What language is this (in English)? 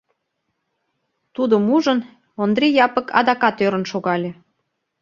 Mari